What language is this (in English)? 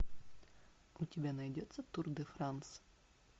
Russian